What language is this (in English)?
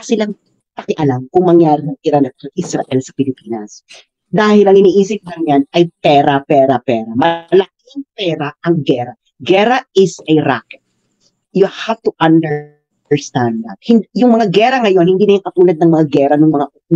Filipino